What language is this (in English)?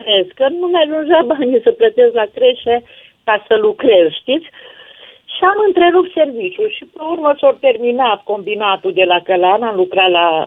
Romanian